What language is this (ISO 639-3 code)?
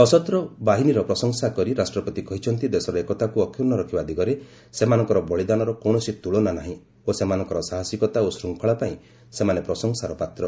ori